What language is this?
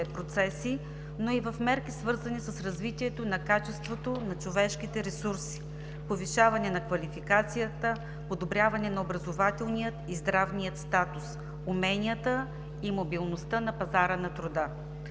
Bulgarian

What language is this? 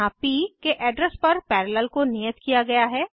Hindi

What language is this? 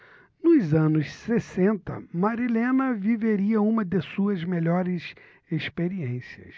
Portuguese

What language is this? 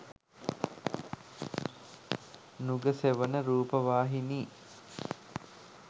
Sinhala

